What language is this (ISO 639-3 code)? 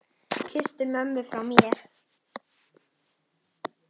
isl